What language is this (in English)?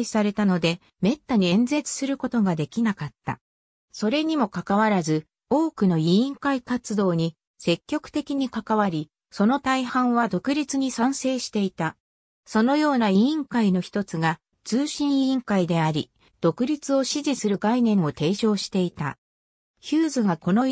Japanese